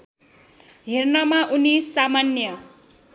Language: Nepali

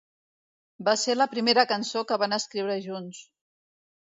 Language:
Catalan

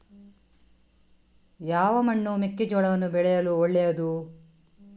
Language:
Kannada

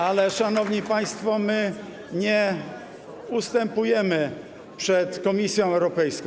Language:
Polish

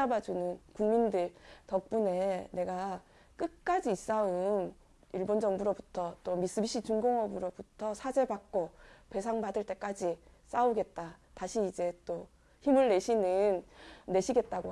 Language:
Korean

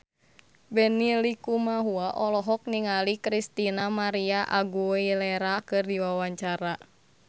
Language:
Sundanese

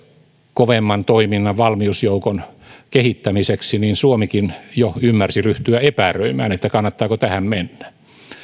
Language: Finnish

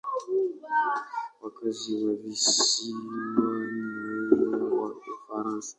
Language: Swahili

